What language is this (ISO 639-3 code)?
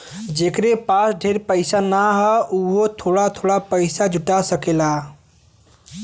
bho